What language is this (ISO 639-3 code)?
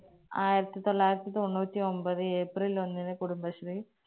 mal